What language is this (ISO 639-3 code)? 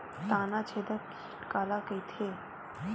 hne